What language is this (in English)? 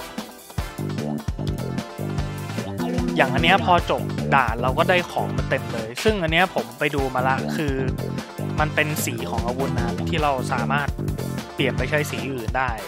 Thai